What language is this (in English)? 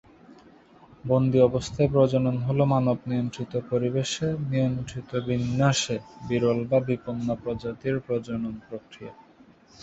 Bangla